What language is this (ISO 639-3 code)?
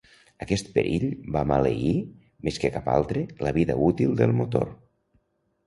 cat